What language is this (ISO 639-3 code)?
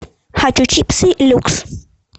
rus